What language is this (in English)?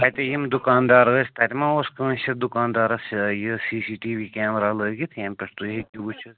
Kashmiri